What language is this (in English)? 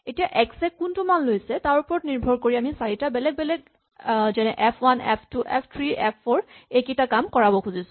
Assamese